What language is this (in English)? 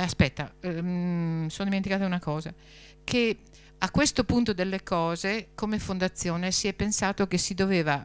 Italian